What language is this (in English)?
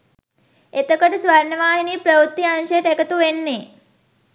Sinhala